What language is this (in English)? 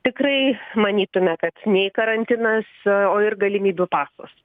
Lithuanian